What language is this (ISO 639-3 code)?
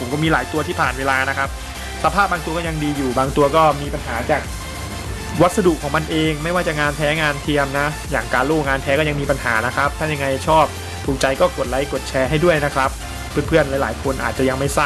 tha